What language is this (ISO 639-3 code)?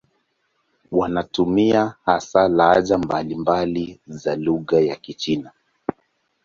swa